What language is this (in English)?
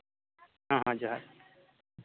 Santali